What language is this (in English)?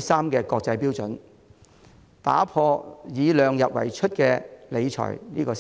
Cantonese